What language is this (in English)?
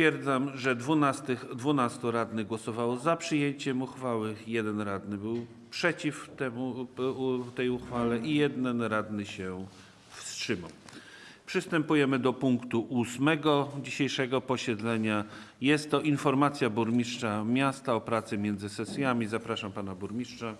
Polish